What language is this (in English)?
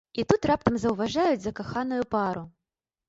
Belarusian